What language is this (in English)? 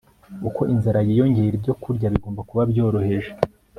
Kinyarwanda